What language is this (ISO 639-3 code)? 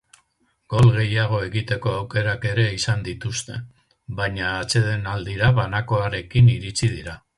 eus